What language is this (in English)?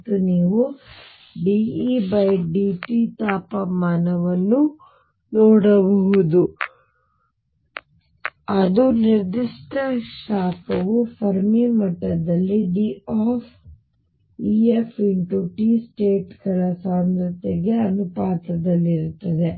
Kannada